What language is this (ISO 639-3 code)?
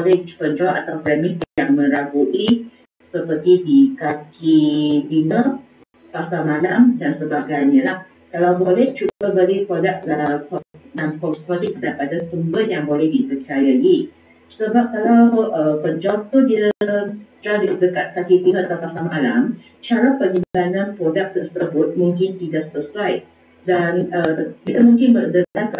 msa